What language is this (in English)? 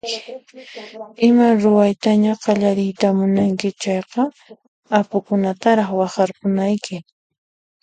Puno Quechua